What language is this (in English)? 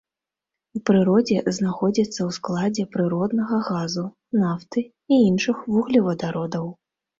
Belarusian